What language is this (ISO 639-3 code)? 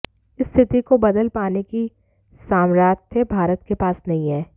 hin